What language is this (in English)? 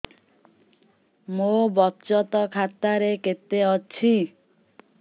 Odia